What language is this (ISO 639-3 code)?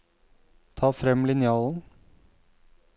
nor